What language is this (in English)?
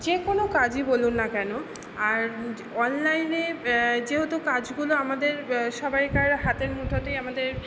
Bangla